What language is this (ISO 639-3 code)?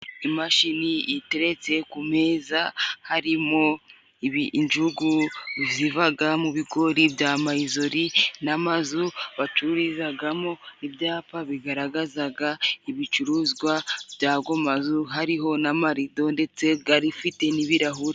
kin